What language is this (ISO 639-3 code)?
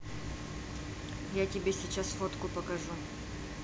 rus